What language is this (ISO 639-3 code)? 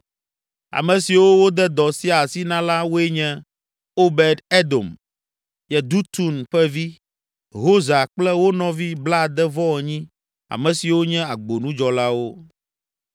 ewe